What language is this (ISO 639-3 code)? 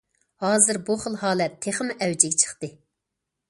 uig